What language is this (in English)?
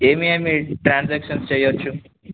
Telugu